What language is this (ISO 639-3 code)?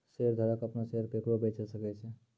mai